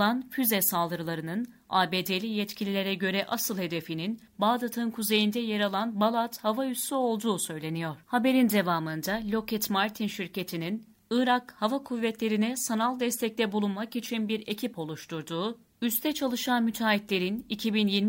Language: Turkish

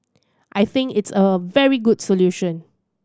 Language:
English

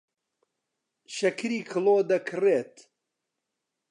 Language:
Central Kurdish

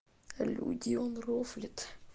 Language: Russian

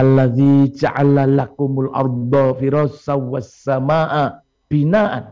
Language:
Indonesian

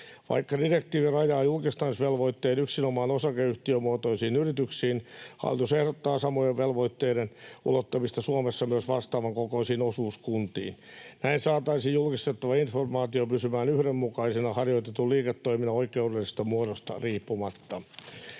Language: Finnish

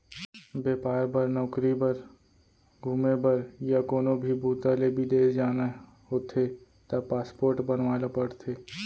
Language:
Chhattisgarhi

